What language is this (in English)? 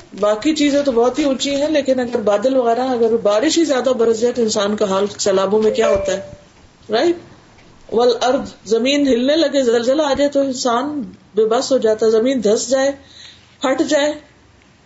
Urdu